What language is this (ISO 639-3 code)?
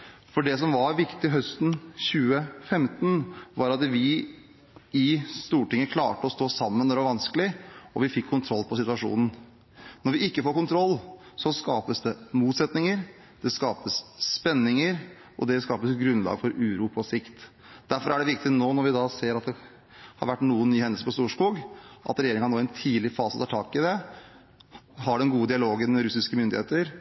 nob